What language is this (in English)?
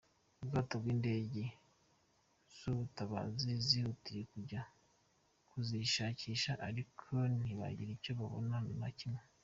Kinyarwanda